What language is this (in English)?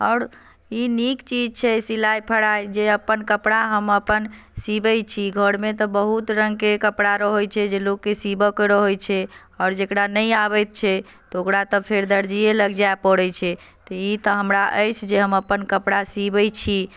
Maithili